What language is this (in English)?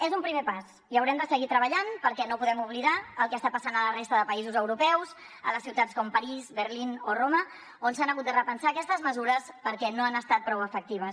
Catalan